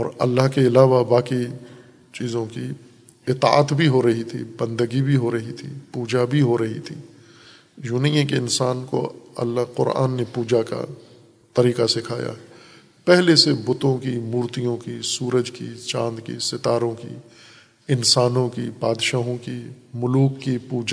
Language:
Urdu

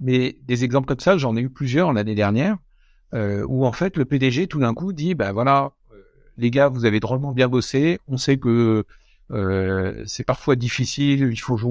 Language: French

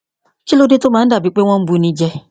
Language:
Yoruba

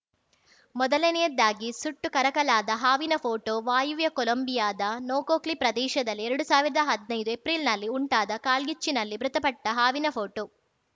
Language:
Kannada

